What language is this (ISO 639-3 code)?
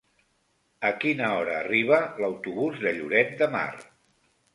cat